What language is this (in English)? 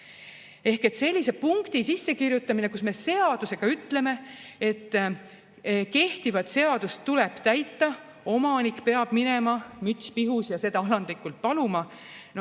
Estonian